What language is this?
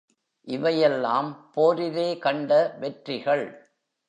Tamil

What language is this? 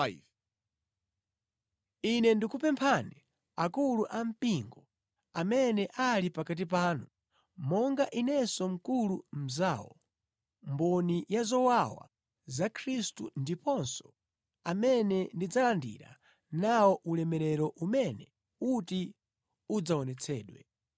Nyanja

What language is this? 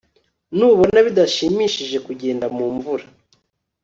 Kinyarwanda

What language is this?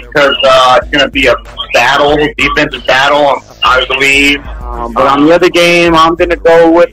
English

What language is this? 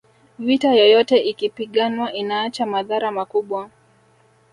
Swahili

